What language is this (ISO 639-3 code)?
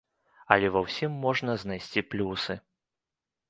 bel